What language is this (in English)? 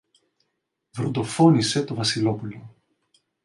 Greek